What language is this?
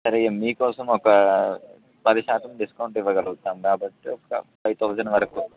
Telugu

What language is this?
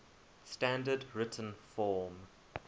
English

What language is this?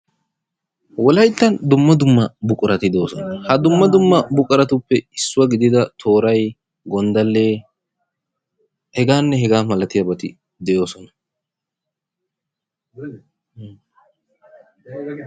Wolaytta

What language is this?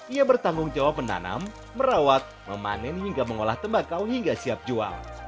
Indonesian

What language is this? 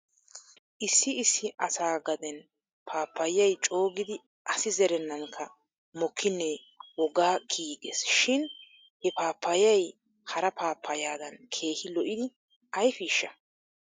Wolaytta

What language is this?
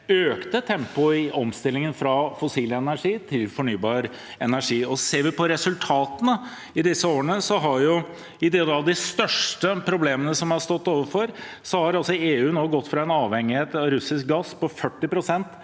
Norwegian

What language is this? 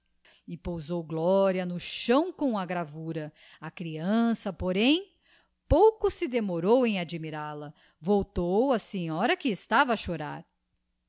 Portuguese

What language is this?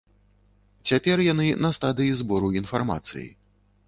Belarusian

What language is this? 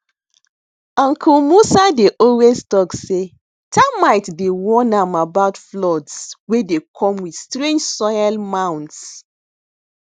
Nigerian Pidgin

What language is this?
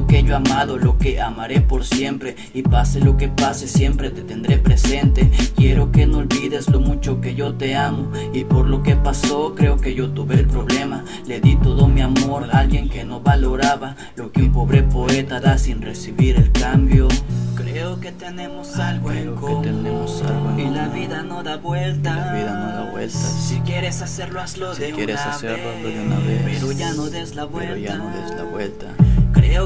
Spanish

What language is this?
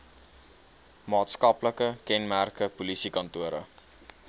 Afrikaans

